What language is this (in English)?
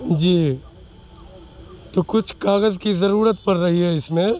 Urdu